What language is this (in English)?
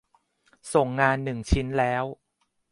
Thai